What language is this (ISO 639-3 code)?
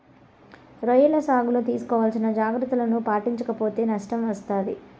tel